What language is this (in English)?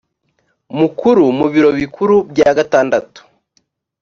Kinyarwanda